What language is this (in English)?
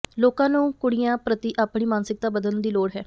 Punjabi